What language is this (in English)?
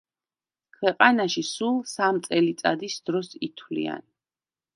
Georgian